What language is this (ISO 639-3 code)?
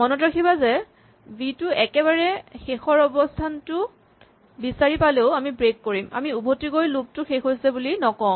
asm